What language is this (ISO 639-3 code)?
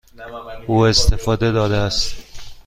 fas